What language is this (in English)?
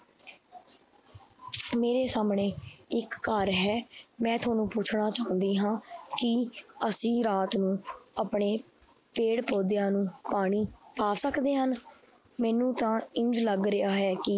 Punjabi